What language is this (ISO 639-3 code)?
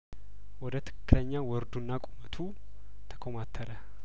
amh